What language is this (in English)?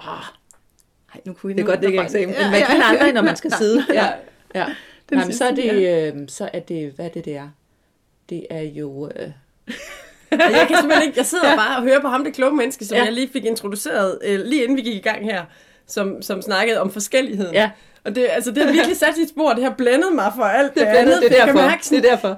Danish